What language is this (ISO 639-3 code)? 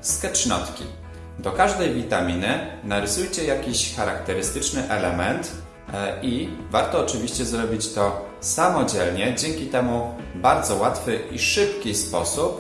pol